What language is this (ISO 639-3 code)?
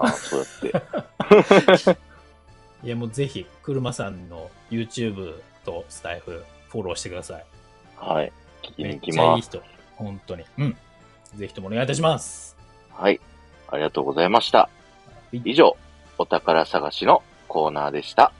jpn